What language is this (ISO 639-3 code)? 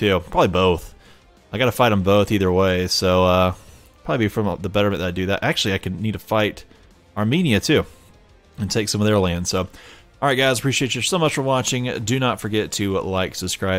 eng